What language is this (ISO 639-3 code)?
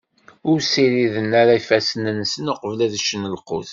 kab